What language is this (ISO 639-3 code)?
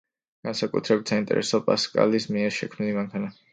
kat